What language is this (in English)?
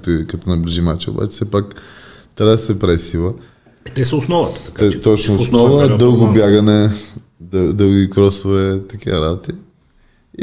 Bulgarian